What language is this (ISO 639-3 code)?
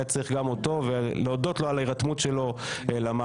heb